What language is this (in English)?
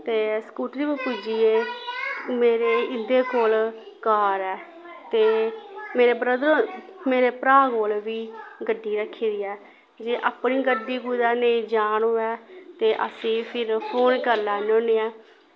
Dogri